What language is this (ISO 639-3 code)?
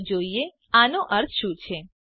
guj